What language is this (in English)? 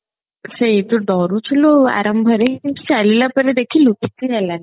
Odia